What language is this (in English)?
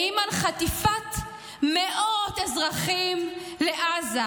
Hebrew